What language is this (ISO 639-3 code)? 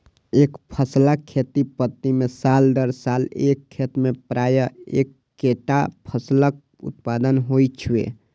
mai